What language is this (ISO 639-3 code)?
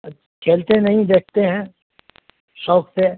urd